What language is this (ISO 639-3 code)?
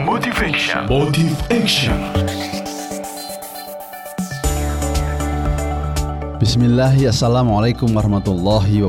ind